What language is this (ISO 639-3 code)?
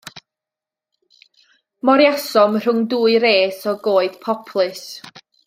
cym